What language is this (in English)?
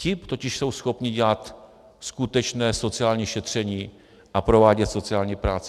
Czech